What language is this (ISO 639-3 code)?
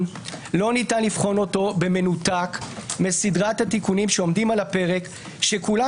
heb